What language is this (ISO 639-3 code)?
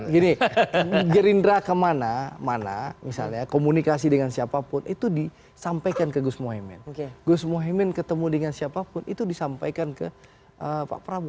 ind